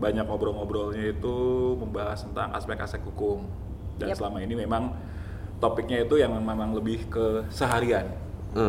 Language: Indonesian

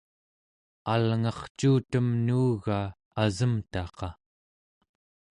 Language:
Central Yupik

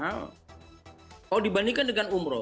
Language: Indonesian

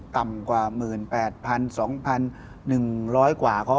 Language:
Thai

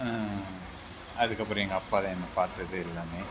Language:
Tamil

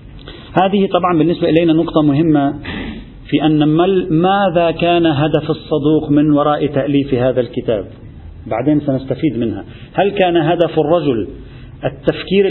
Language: Arabic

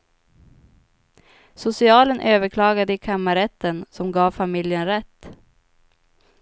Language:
Swedish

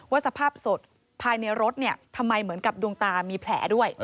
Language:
Thai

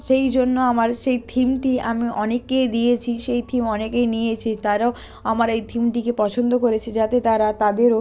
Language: Bangla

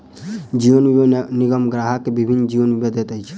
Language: Maithili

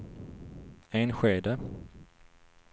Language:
Swedish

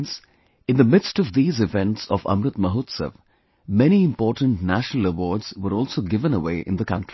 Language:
English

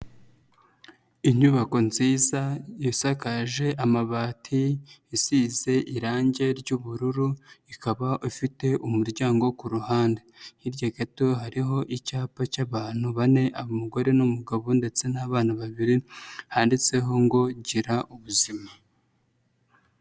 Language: Kinyarwanda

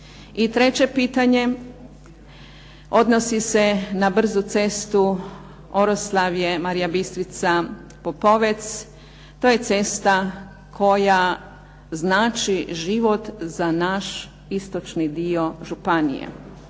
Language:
Croatian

